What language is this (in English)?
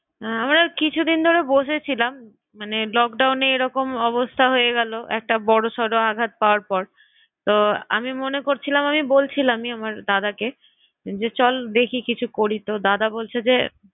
Bangla